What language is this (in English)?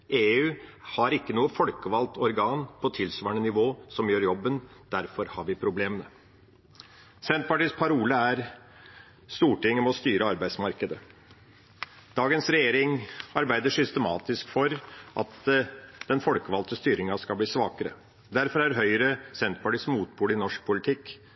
Norwegian Bokmål